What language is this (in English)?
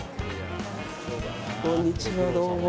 Japanese